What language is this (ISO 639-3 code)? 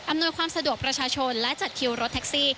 tha